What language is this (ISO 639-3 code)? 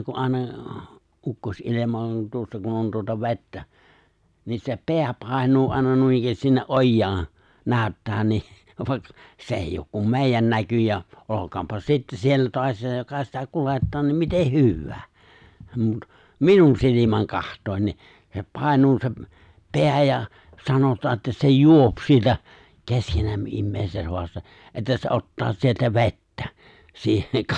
fin